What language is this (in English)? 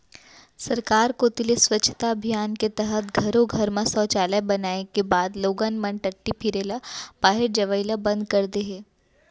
Chhattisgarhi